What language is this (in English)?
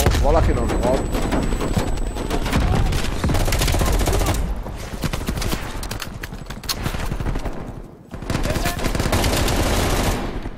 Italian